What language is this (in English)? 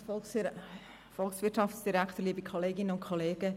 Swiss German